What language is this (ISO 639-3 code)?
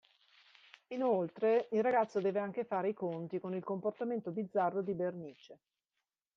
ita